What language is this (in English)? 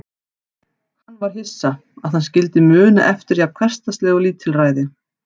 Icelandic